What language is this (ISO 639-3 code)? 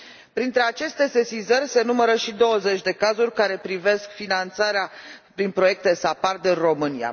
ron